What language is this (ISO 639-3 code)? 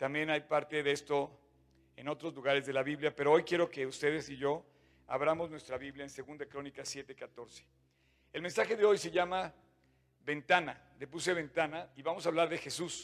spa